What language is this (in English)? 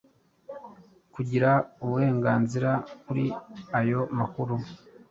Kinyarwanda